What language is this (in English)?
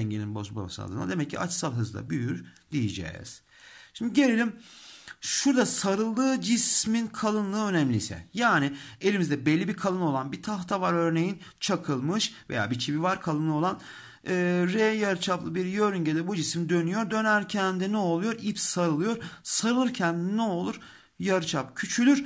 Turkish